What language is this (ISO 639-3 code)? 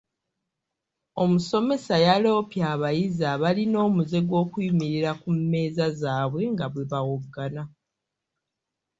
lug